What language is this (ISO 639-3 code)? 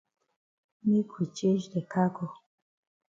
wes